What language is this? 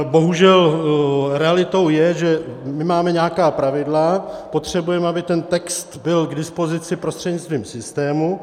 Czech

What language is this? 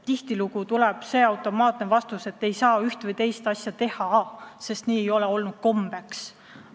Estonian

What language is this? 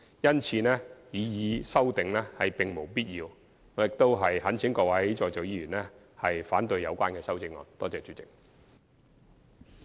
Cantonese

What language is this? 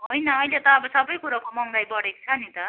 Nepali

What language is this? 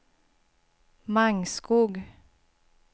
Swedish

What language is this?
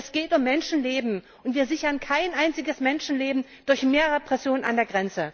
German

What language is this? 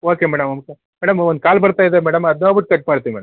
Kannada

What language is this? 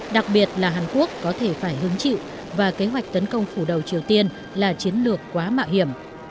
Vietnamese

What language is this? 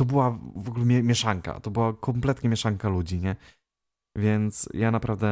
Polish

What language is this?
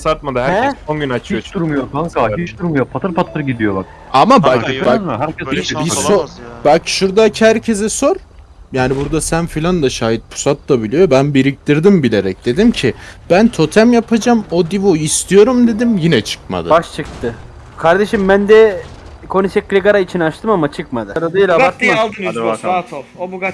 Turkish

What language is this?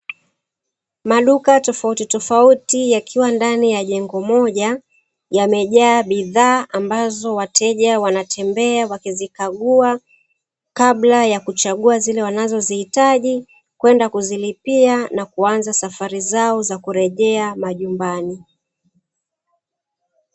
Swahili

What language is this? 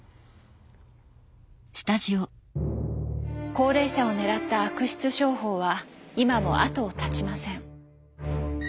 Japanese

